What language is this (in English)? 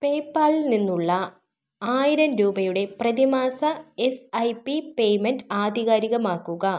Malayalam